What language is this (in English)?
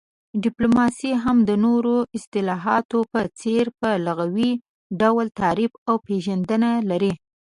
Pashto